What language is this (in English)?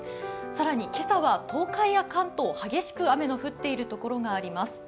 Japanese